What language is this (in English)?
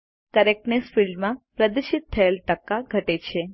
Gujarati